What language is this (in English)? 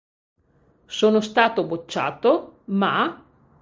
Italian